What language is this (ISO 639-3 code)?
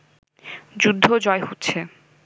ben